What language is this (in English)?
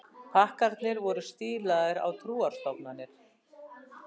Icelandic